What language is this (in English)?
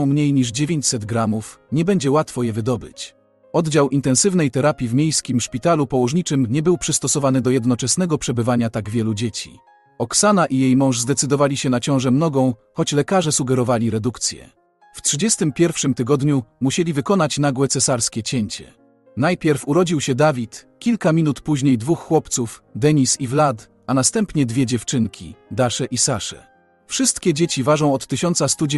Polish